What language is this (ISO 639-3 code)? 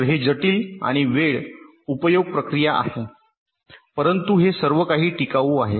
mar